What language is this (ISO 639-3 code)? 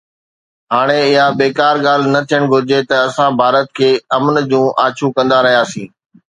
snd